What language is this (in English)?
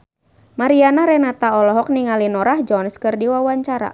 Sundanese